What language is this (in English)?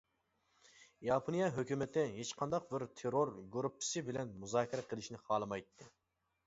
Uyghur